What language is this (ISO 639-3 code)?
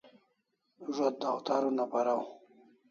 kls